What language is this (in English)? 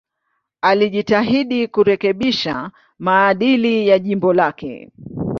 Swahili